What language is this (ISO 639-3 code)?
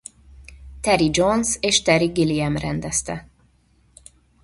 hun